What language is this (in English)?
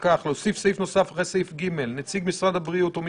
Hebrew